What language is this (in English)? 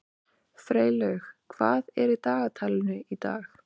Icelandic